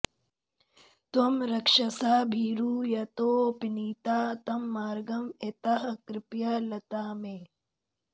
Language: Sanskrit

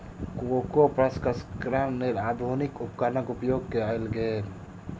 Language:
Maithili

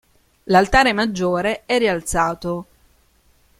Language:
Italian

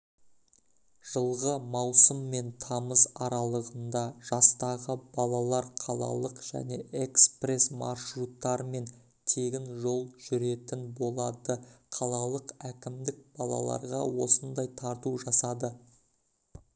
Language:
Kazakh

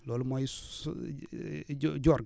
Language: Wolof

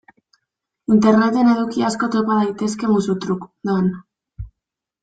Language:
Basque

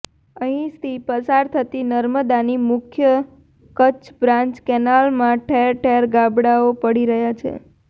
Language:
Gujarati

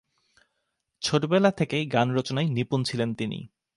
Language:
Bangla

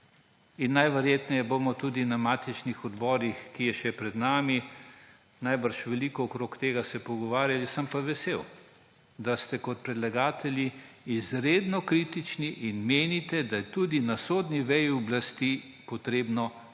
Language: Slovenian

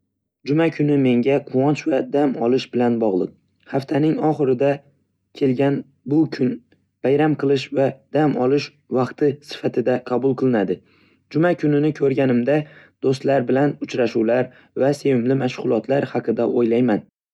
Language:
Uzbek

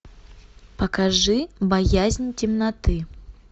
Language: Russian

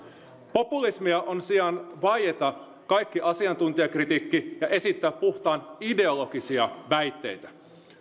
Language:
Finnish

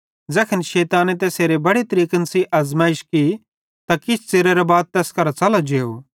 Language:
Bhadrawahi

